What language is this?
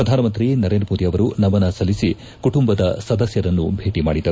Kannada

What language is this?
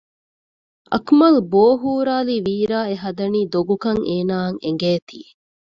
Divehi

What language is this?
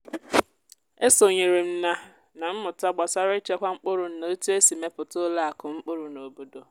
Igbo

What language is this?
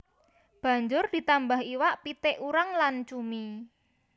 Javanese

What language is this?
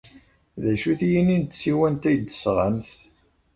Kabyle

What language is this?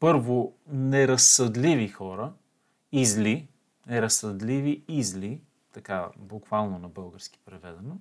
Bulgarian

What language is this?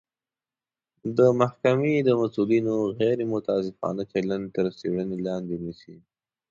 Pashto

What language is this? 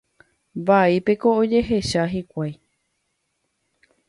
Guarani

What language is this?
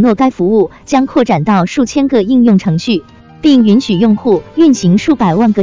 Chinese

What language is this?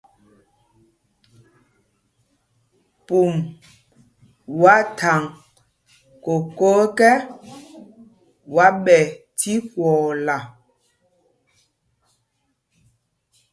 Mpumpong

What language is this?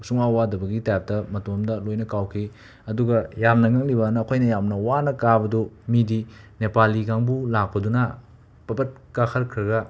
Manipuri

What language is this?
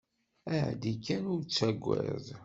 Kabyle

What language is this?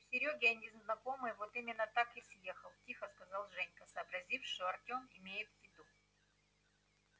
Russian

